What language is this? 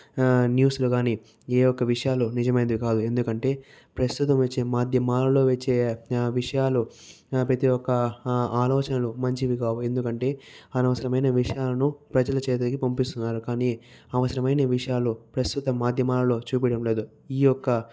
Telugu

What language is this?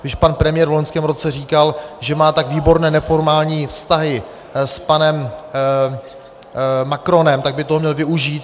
Czech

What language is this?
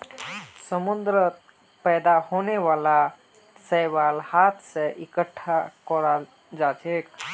Magahi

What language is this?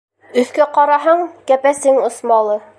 Bashkir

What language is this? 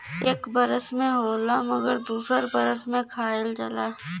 Bhojpuri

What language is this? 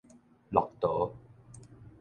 Min Nan Chinese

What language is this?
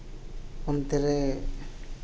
Santali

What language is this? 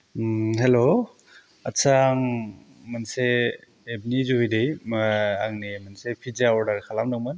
Bodo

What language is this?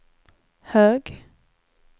Swedish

